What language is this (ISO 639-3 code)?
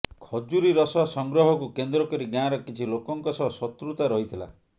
ori